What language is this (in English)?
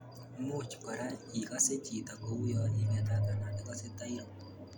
Kalenjin